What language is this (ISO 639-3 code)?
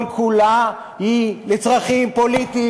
heb